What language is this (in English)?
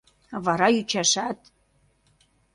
Mari